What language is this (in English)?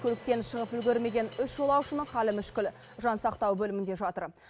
Kazakh